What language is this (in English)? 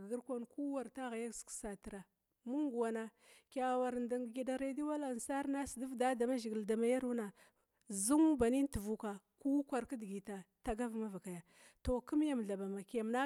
Glavda